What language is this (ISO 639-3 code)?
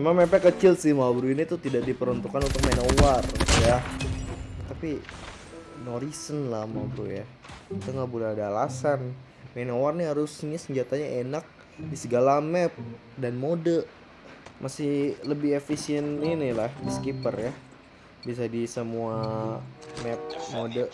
ind